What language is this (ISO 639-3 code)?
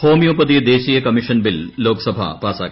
mal